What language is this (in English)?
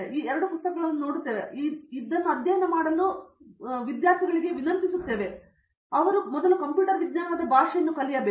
Kannada